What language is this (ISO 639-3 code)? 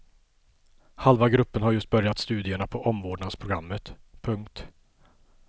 swe